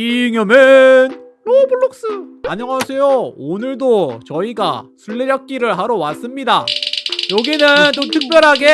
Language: Korean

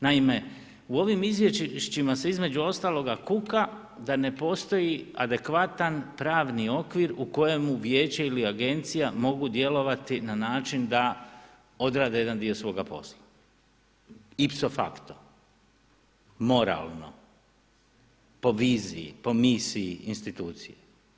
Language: Croatian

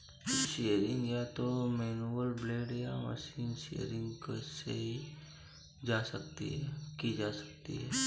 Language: Hindi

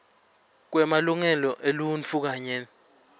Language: Swati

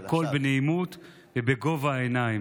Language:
Hebrew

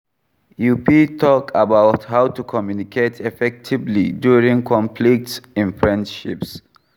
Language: Nigerian Pidgin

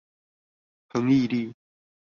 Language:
Chinese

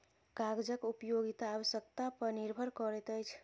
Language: Maithili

